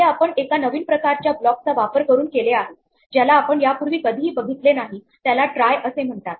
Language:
Marathi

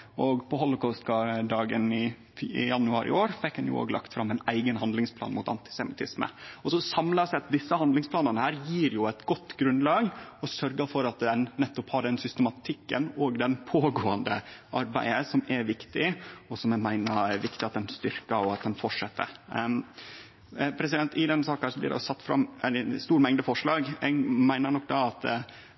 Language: Norwegian Nynorsk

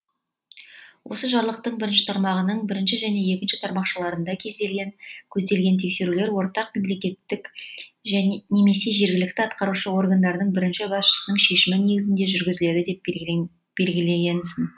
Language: Kazakh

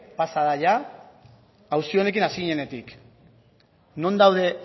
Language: Basque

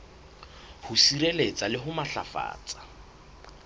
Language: Southern Sotho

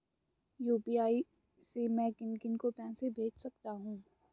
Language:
Hindi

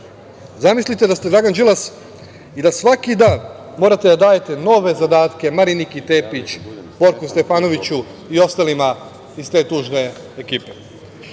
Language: Serbian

